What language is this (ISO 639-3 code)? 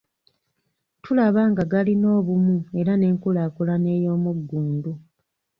lug